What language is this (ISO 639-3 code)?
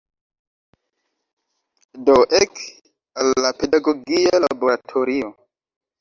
epo